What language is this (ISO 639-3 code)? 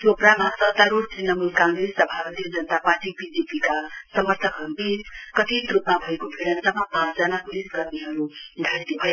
nep